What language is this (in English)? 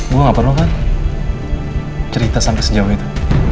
Indonesian